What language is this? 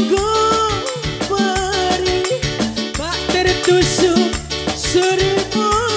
Indonesian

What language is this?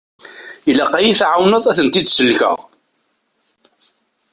Kabyle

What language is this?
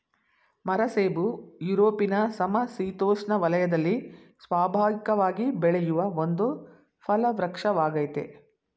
Kannada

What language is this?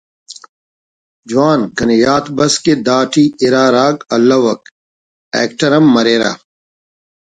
Brahui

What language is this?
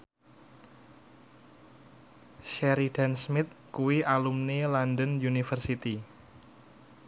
Javanese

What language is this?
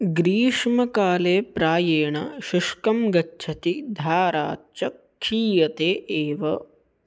Sanskrit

